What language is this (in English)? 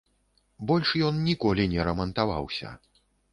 Belarusian